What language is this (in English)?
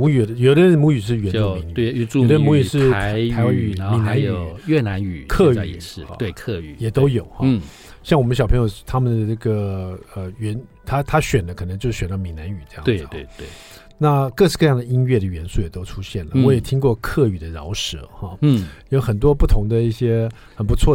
Chinese